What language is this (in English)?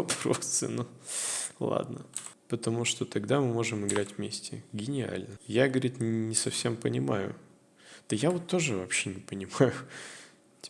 Russian